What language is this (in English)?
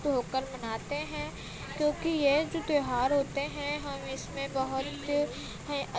Urdu